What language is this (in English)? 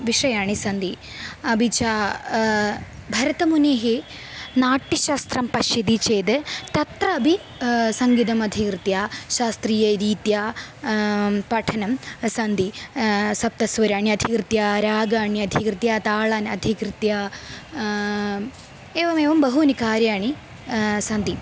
Sanskrit